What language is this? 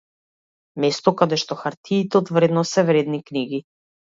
Macedonian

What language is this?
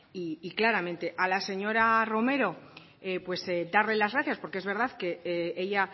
Spanish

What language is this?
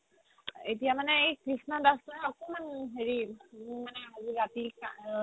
Assamese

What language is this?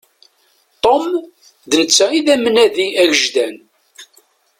Kabyle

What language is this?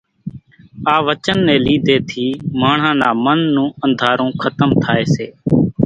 Kachi Koli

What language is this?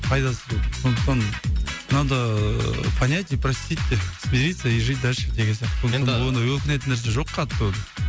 Kazakh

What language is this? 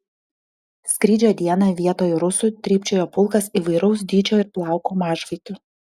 Lithuanian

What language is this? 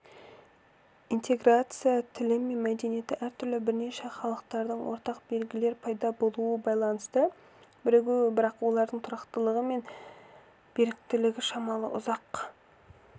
Kazakh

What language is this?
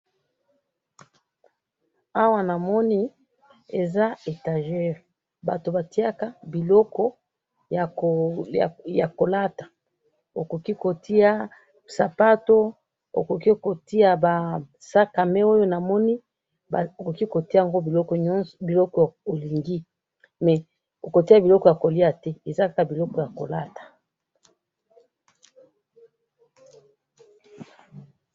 Lingala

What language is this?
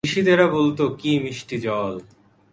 Bangla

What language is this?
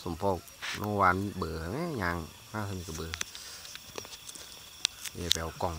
Thai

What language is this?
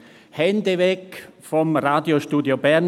Swiss German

